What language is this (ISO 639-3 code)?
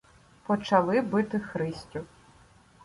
ukr